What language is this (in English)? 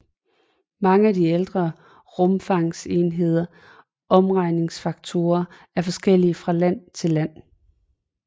Danish